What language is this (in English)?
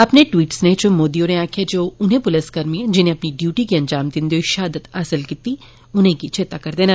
Dogri